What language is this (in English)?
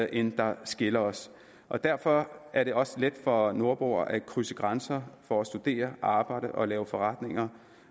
Danish